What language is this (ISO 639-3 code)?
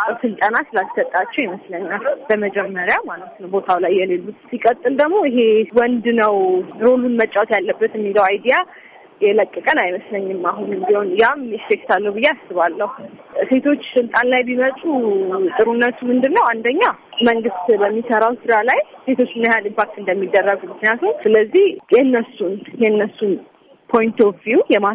amh